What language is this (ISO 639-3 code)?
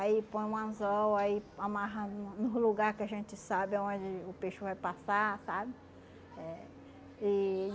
por